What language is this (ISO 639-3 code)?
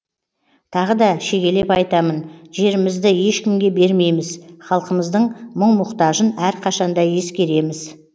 kaz